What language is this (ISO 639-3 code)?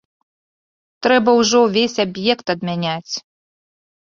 bel